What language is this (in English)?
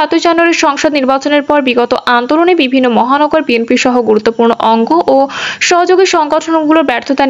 Bangla